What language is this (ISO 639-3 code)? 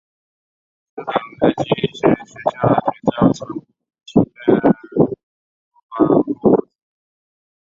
zho